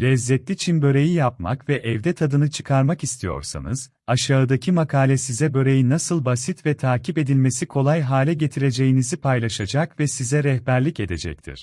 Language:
Turkish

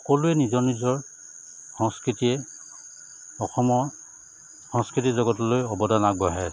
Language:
Assamese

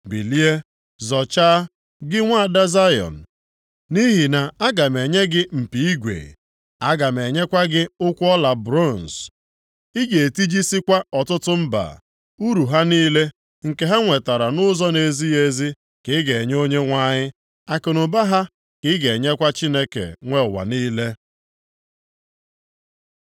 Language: Igbo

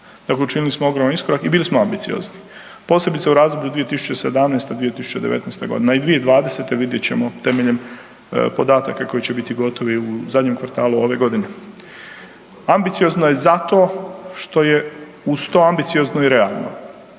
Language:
Croatian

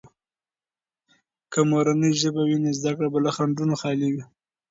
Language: Pashto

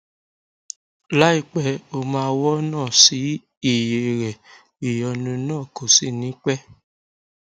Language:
Yoruba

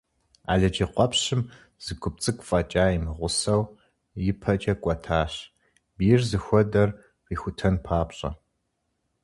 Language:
Kabardian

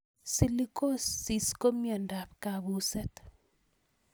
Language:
Kalenjin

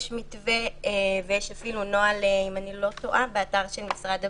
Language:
Hebrew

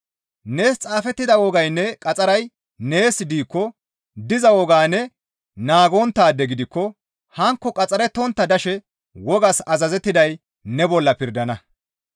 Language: Gamo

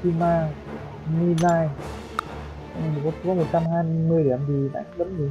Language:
Vietnamese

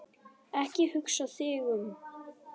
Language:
Icelandic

